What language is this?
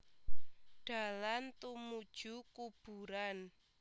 Javanese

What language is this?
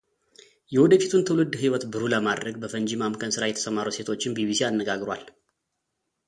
Amharic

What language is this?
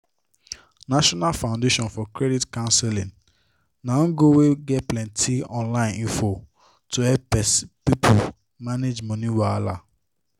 Nigerian Pidgin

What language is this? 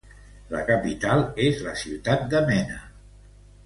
Catalan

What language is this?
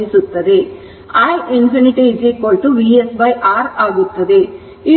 Kannada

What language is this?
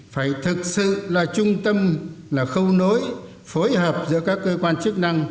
Vietnamese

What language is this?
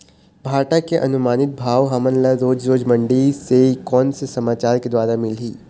Chhattisgarhi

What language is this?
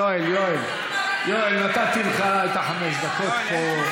Hebrew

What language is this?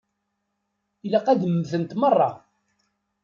Kabyle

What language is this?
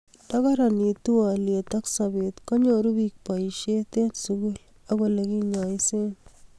Kalenjin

